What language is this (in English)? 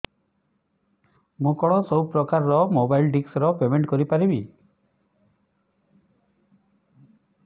Odia